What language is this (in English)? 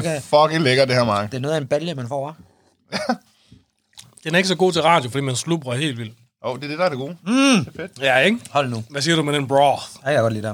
Danish